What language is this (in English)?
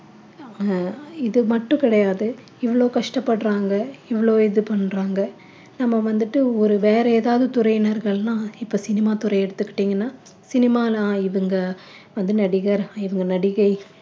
Tamil